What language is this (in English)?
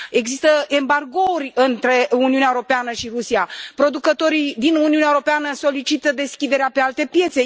Romanian